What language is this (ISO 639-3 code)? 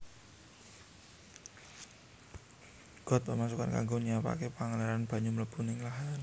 jav